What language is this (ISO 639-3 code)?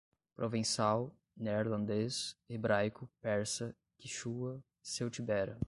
por